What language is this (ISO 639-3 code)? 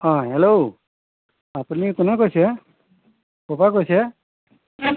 asm